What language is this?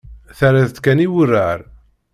Kabyle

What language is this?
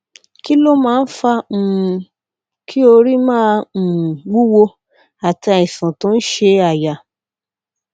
Yoruba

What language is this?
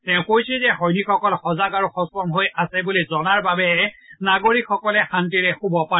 Assamese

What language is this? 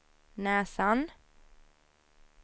Swedish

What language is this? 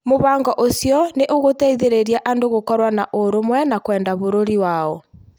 Kikuyu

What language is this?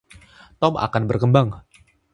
Indonesian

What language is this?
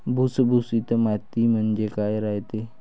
Marathi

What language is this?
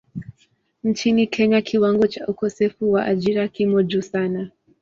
Swahili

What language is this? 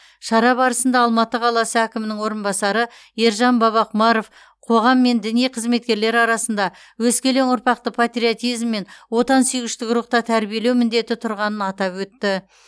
Kazakh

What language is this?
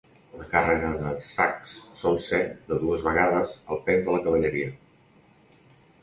Catalan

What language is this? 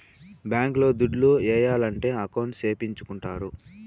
Telugu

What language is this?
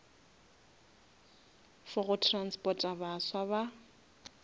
Northern Sotho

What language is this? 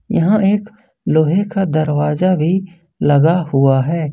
Hindi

